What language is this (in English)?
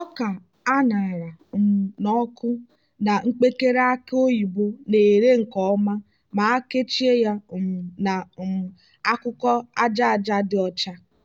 Igbo